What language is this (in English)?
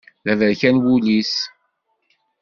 Kabyle